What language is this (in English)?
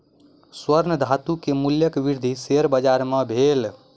Maithili